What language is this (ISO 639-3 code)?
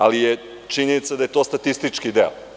srp